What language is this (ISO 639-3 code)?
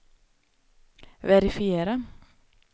swe